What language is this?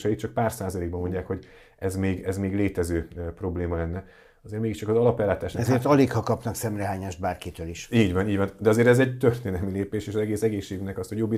Hungarian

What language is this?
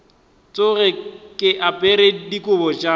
Northern Sotho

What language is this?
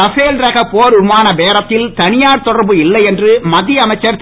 Tamil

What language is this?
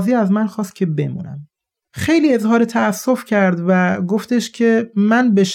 Persian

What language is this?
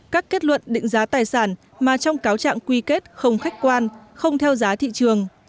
Vietnamese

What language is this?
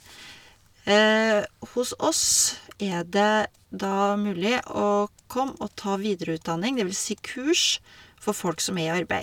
Norwegian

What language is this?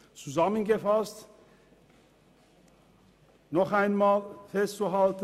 Swiss German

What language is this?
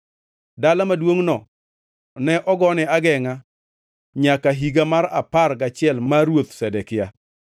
Luo (Kenya and Tanzania)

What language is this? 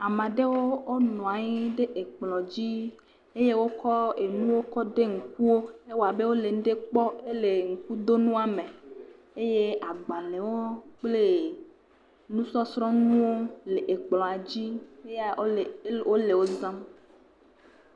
Ewe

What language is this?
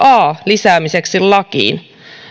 Finnish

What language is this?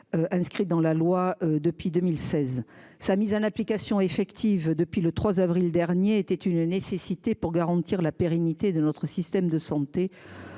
French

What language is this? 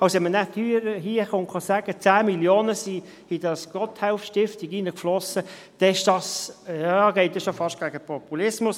Swiss German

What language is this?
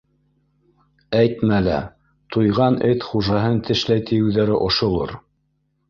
Bashkir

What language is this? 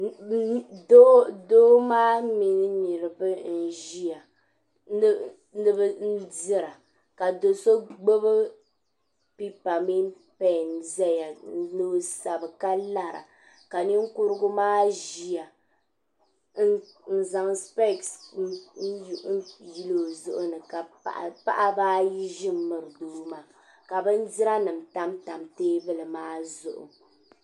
Dagbani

